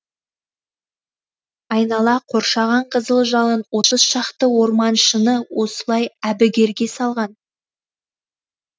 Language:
Kazakh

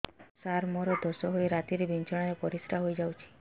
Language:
Odia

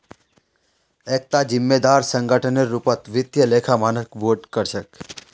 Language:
Magahi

